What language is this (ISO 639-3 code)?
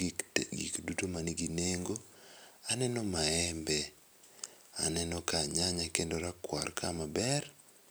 luo